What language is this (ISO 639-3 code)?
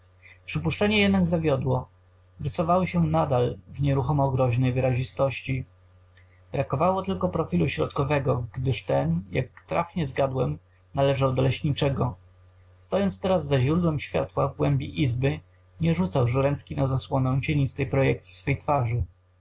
pol